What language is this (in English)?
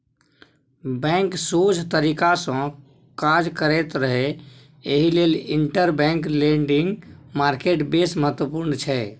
Maithili